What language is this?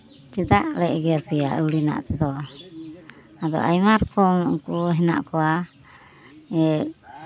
Santali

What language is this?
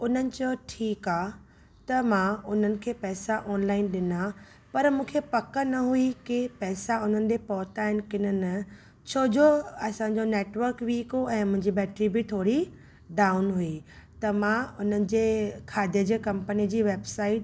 Sindhi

